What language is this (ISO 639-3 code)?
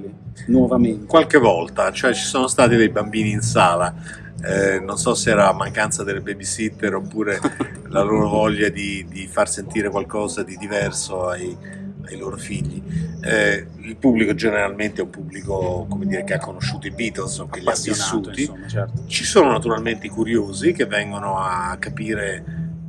ita